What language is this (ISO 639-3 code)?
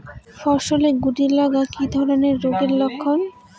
ben